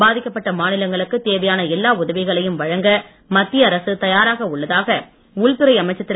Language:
Tamil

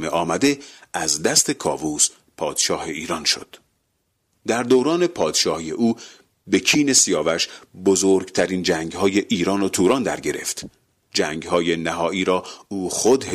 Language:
Persian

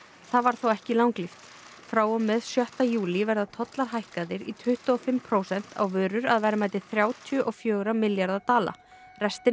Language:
Icelandic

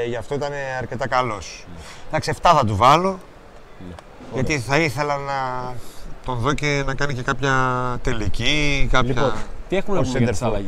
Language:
Greek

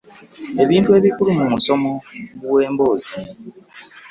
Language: Ganda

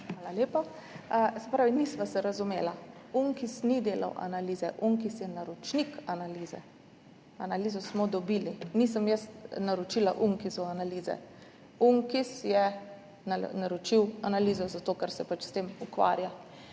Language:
Slovenian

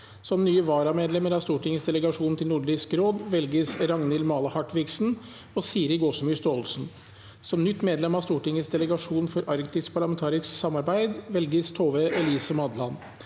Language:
Norwegian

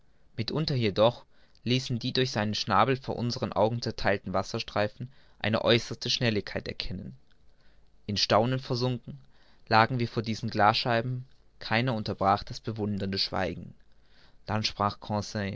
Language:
German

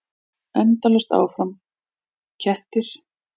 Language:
Icelandic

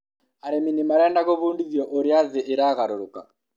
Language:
Kikuyu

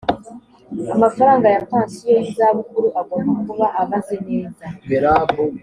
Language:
Kinyarwanda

